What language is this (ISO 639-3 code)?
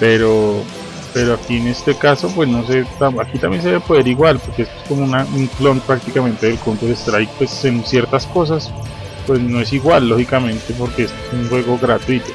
spa